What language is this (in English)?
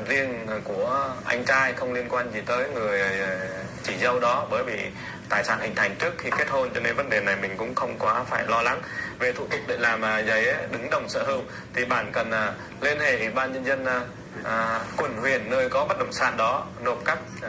Vietnamese